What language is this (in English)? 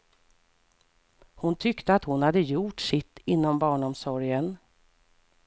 Swedish